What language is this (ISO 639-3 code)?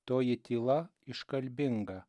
lit